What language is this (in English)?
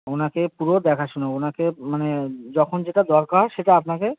Bangla